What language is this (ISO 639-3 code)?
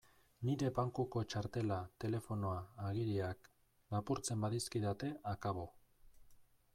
eus